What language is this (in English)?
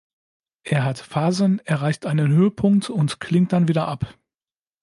German